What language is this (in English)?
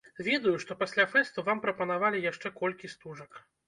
Belarusian